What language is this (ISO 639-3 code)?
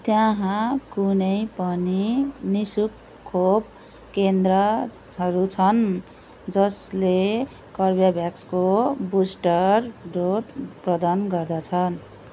nep